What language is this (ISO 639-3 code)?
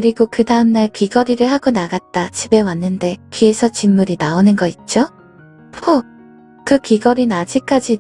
kor